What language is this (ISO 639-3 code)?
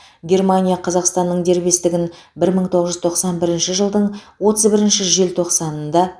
kaz